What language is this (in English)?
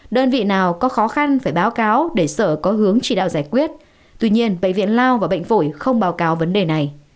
Vietnamese